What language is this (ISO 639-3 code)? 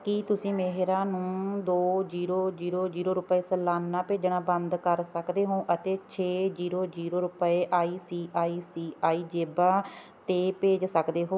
pan